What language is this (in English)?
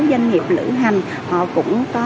Vietnamese